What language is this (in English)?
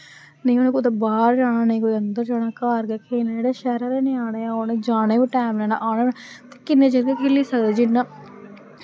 Dogri